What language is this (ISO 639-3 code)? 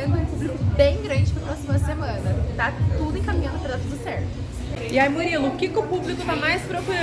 por